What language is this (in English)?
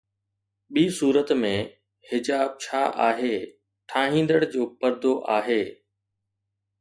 Sindhi